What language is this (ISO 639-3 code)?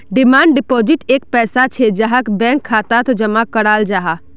mag